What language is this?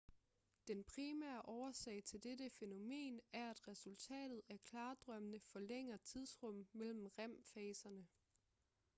Danish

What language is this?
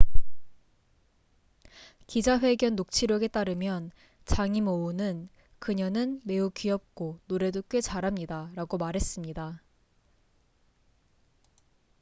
Korean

